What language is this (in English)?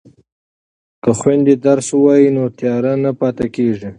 Pashto